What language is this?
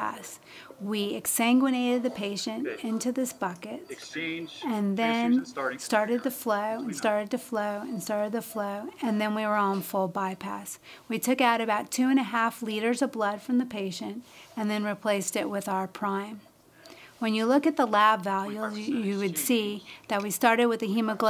English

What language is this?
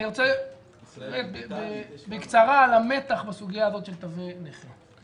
Hebrew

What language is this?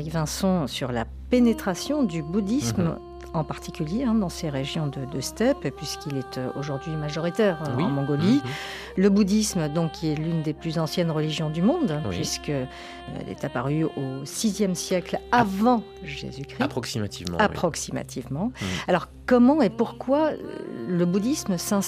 French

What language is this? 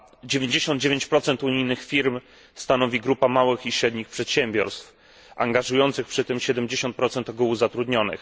Polish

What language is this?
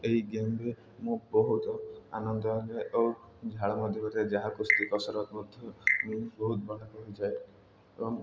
Odia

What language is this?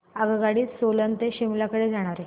Marathi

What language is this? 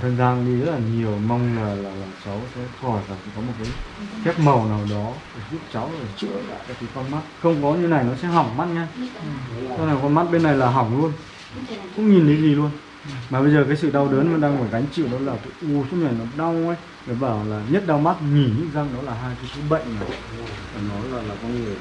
Vietnamese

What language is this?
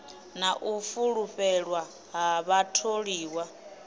Venda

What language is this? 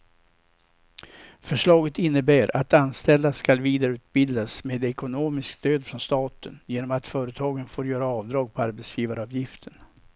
Swedish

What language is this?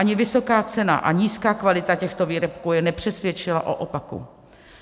Czech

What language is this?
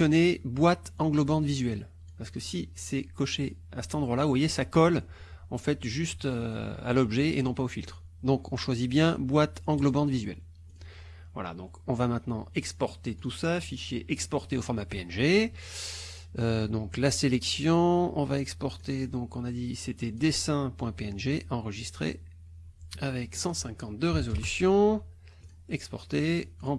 French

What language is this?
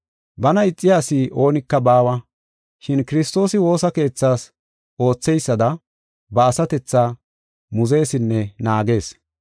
Gofa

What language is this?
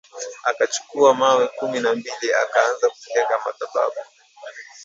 Swahili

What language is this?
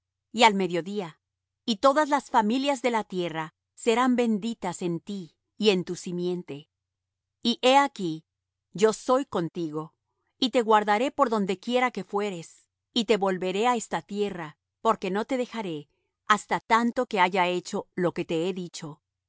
Spanish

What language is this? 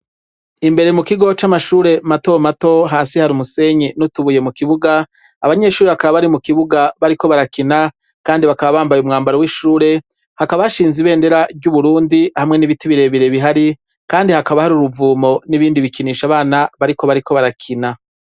Rundi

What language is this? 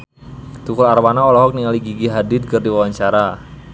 Sundanese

